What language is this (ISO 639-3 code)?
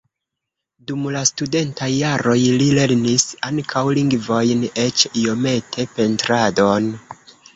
epo